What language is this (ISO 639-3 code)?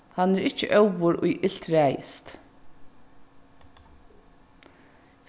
fao